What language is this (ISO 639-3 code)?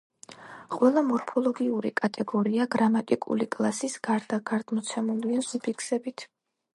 kat